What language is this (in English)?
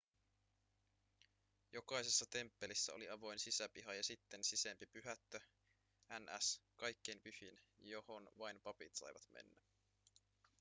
Finnish